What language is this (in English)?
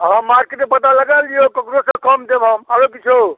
Maithili